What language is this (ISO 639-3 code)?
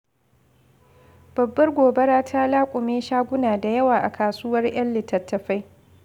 hau